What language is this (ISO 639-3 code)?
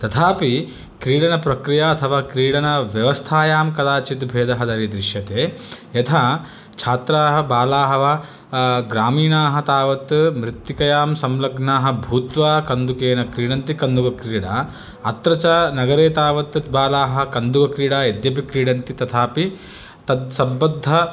san